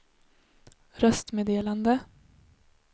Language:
Swedish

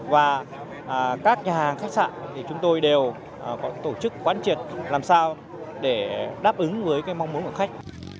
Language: Vietnamese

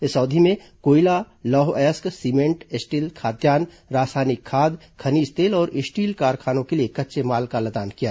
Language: Hindi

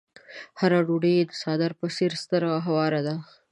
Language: Pashto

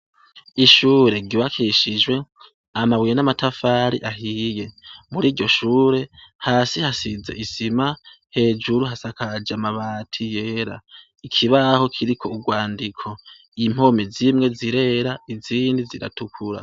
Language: Rundi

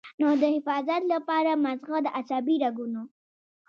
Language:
Pashto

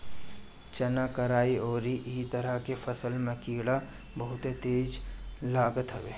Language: Bhojpuri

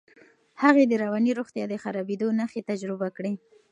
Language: Pashto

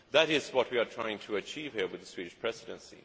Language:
English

